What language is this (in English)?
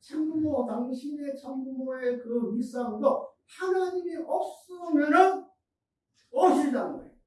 Korean